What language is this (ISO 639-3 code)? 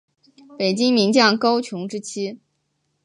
zho